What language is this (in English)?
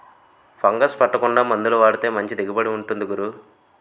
Telugu